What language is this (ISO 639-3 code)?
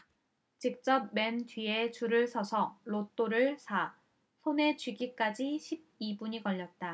kor